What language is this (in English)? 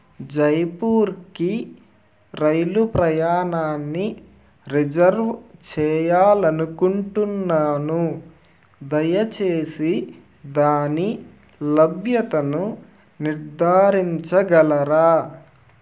Telugu